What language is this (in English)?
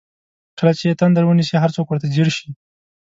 Pashto